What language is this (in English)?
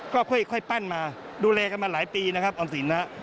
Thai